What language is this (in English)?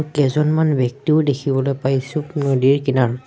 Assamese